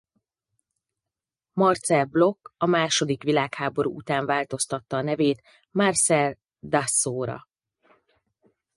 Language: Hungarian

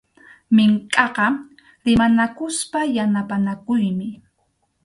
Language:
Arequipa-La Unión Quechua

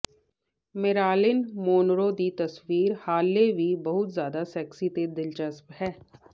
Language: Punjabi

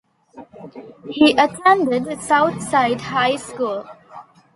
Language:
English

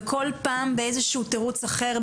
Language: Hebrew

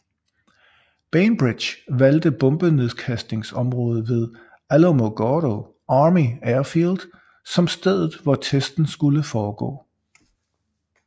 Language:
Danish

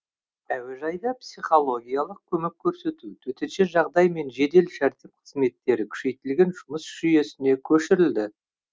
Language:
Kazakh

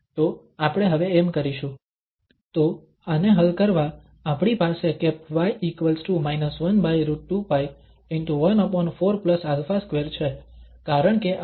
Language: Gujarati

